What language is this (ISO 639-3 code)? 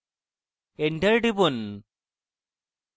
ben